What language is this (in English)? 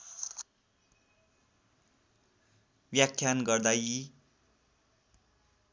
Nepali